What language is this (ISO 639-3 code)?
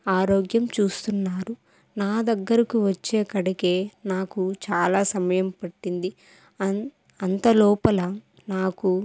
tel